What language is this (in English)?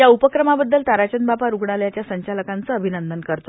Marathi